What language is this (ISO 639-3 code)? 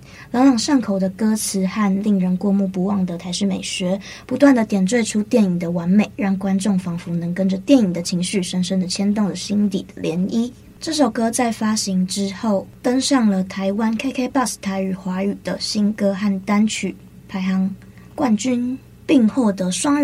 zho